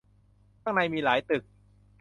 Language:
Thai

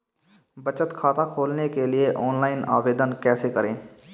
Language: Hindi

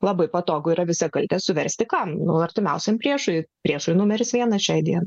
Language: Lithuanian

